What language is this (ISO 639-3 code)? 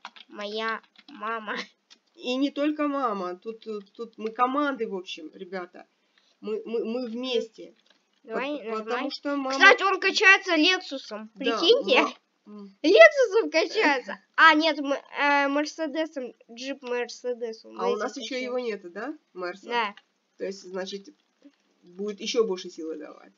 rus